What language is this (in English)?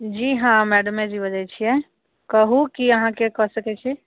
Maithili